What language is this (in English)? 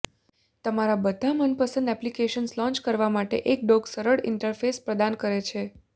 Gujarati